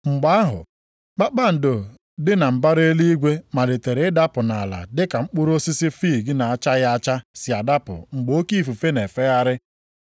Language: Igbo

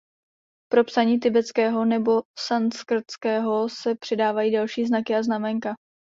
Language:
Czech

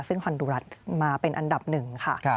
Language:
Thai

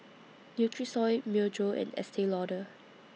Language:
English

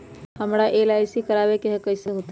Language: Magahi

